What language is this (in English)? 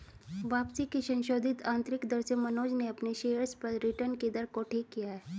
Hindi